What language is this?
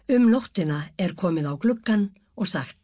Icelandic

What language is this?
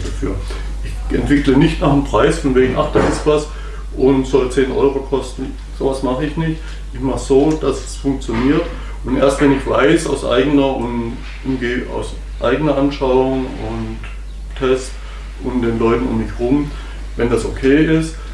German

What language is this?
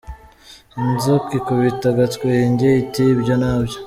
Kinyarwanda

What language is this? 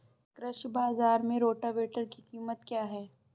Hindi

